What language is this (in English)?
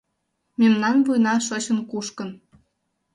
Mari